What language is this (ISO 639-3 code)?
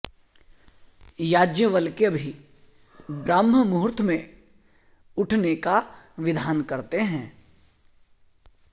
san